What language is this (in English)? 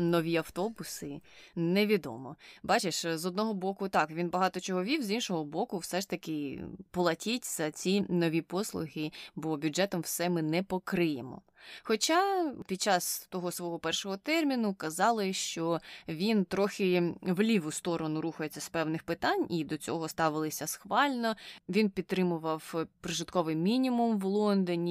Ukrainian